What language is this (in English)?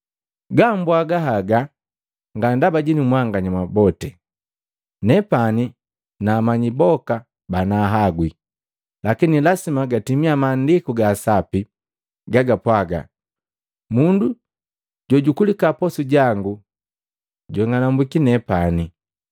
Matengo